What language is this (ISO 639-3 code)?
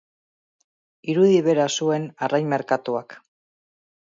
eus